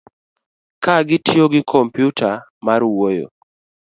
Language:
Luo (Kenya and Tanzania)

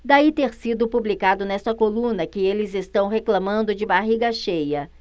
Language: Portuguese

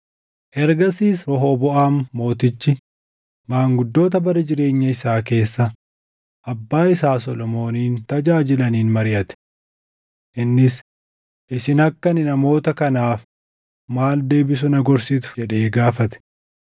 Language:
Oromo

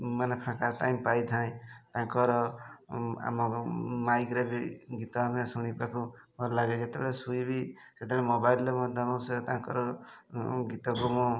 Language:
Odia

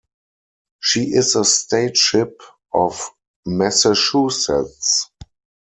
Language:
English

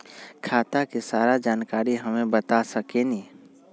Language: Magahi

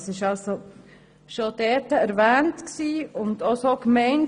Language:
Swiss German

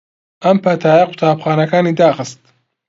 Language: Central Kurdish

